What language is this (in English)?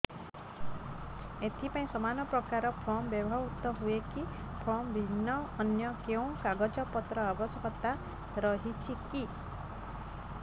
Odia